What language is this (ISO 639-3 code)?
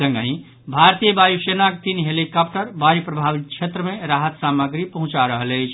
mai